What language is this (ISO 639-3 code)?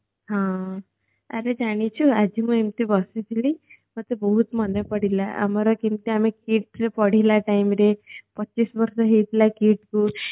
ori